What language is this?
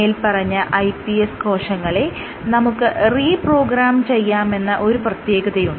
Malayalam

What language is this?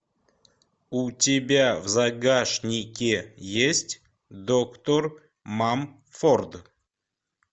Russian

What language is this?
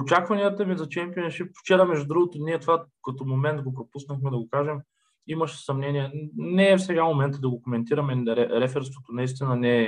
Bulgarian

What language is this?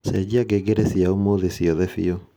Kikuyu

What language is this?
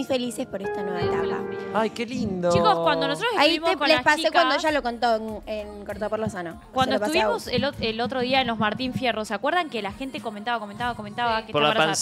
Spanish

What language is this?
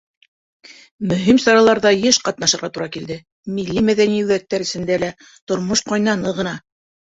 Bashkir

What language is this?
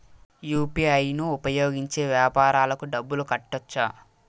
Telugu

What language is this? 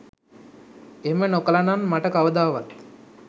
Sinhala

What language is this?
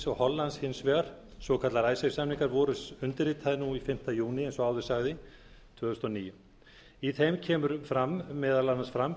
Icelandic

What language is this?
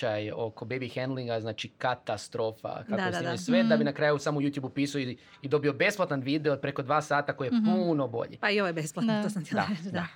Croatian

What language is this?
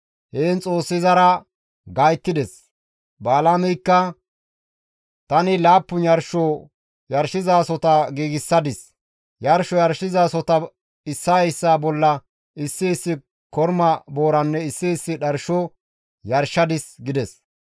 Gamo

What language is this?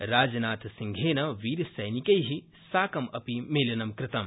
Sanskrit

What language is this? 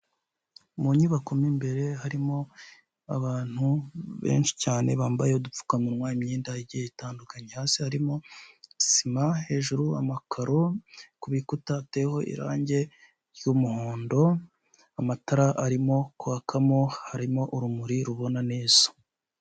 Kinyarwanda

